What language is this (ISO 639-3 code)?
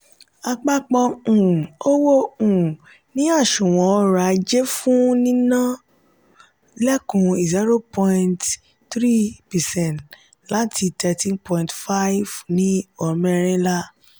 yor